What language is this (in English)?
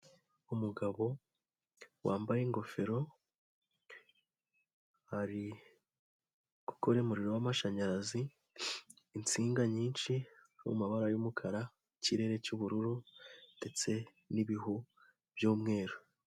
Kinyarwanda